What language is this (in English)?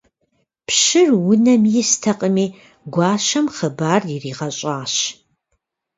Kabardian